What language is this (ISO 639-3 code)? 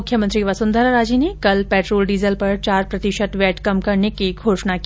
hin